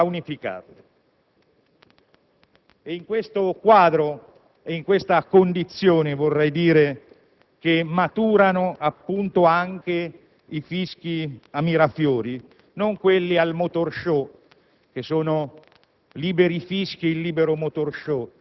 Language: Italian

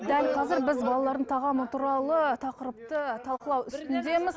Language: Kazakh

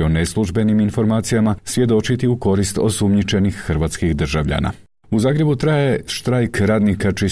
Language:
Croatian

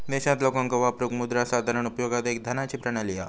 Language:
Marathi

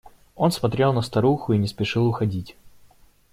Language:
Russian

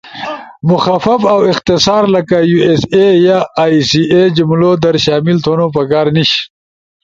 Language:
Ushojo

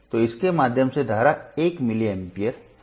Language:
Hindi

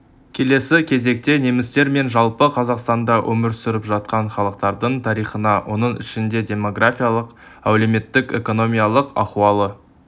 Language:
Kazakh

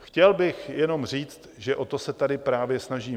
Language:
Czech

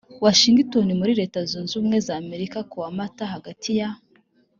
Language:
Kinyarwanda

